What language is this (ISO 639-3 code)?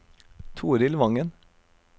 nor